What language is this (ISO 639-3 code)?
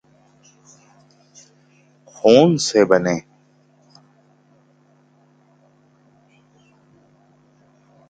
urd